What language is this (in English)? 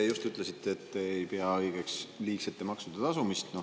Estonian